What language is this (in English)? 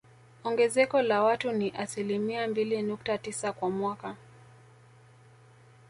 Swahili